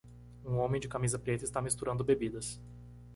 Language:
Portuguese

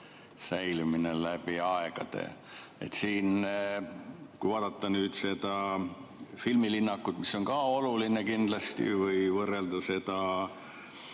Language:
Estonian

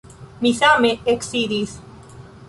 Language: Esperanto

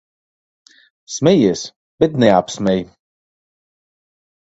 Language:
Latvian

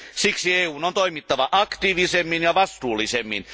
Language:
Finnish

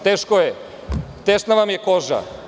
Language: Serbian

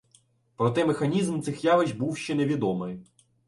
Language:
Ukrainian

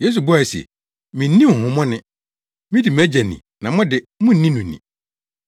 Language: Akan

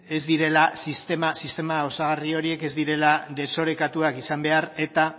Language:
Basque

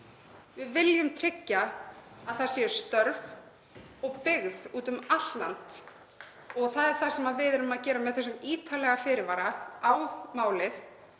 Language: Icelandic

